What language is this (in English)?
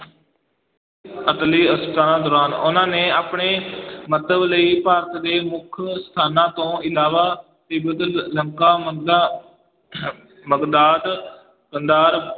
Punjabi